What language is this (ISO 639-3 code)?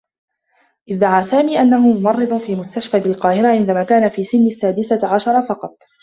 ara